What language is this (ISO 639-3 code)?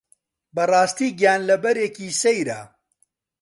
ckb